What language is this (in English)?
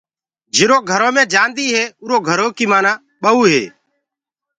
Gurgula